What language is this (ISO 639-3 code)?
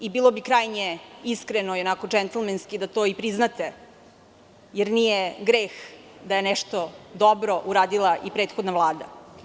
srp